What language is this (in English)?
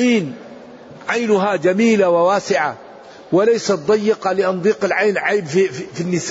Arabic